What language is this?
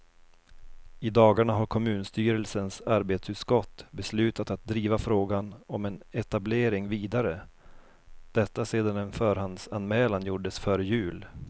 Swedish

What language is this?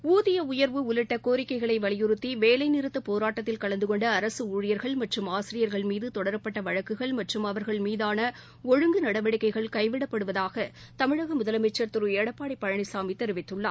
Tamil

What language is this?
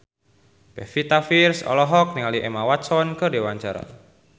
Sundanese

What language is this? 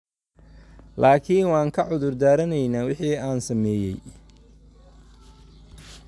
Somali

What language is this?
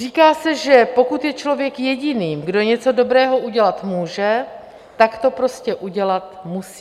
Czech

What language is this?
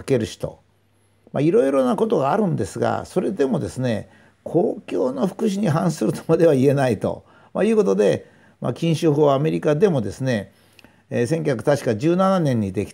Japanese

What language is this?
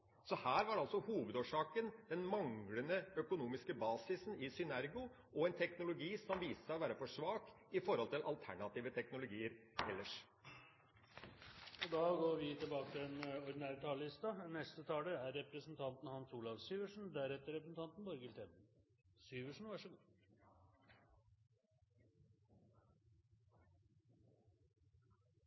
Norwegian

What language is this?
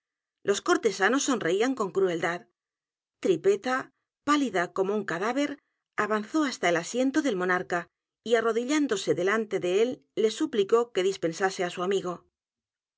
Spanish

